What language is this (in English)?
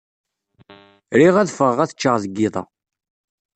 Kabyle